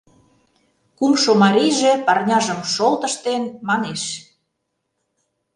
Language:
Mari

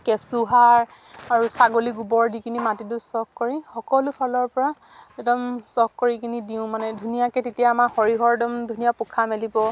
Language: Assamese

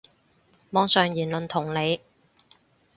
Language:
Cantonese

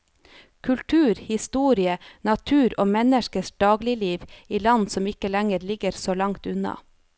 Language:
Norwegian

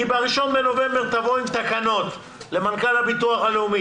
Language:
Hebrew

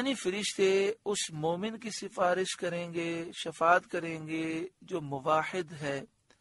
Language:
Hindi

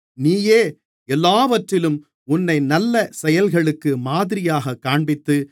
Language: Tamil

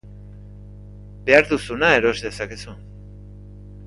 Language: Basque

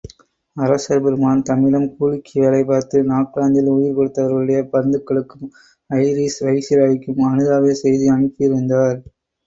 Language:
Tamil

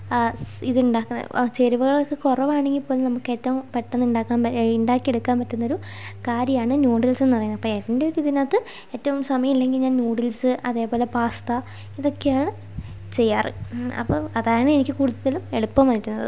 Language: Malayalam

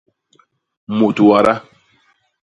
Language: Basaa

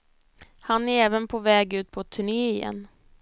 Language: Swedish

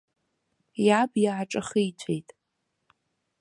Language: Abkhazian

